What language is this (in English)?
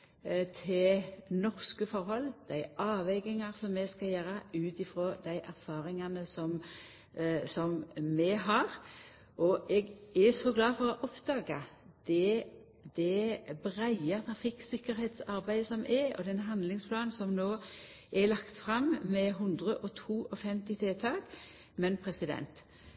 Norwegian Nynorsk